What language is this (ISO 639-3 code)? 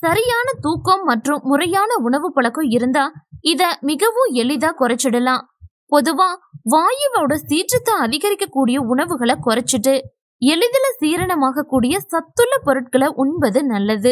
ara